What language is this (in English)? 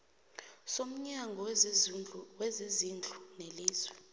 South Ndebele